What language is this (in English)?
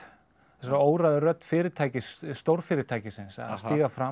Icelandic